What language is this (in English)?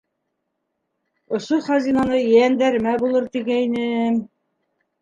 Bashkir